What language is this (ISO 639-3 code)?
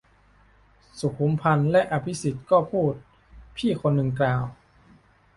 tha